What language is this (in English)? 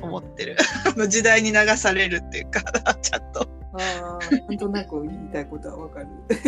Japanese